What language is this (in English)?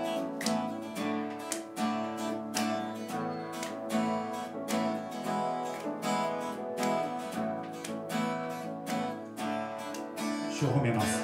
Japanese